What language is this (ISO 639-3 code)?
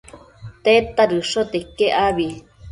mcf